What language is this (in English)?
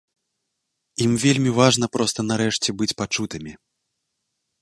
Belarusian